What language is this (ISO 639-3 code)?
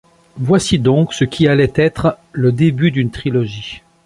fra